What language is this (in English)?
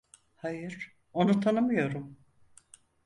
Turkish